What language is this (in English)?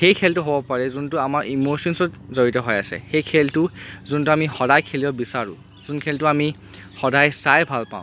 Assamese